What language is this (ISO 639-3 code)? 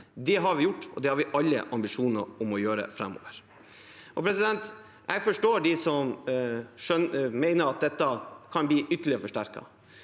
nor